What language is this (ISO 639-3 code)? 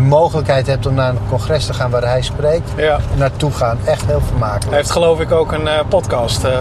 nld